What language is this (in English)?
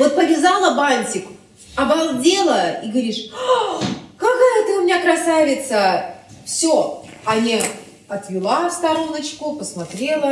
Russian